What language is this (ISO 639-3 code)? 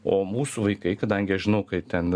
lit